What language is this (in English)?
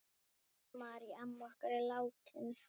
Icelandic